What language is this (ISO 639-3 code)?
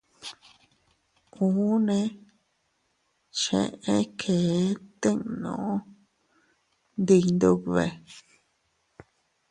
cut